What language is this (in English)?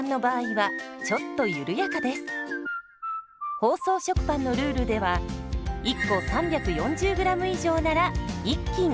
Japanese